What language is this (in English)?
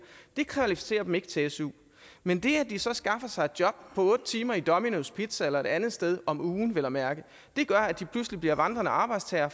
Danish